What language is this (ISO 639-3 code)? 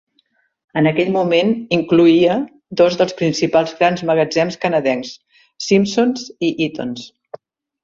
cat